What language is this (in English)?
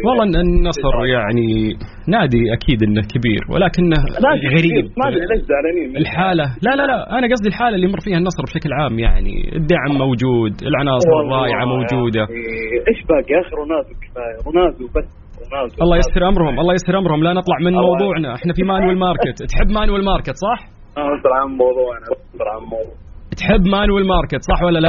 Arabic